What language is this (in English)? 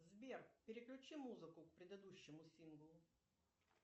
Russian